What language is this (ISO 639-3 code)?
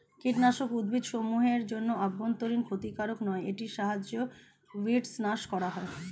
ben